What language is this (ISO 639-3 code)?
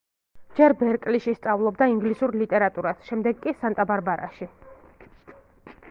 kat